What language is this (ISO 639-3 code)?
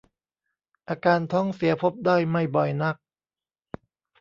tha